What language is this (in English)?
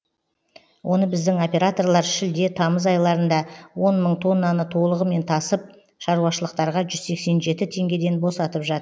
Kazakh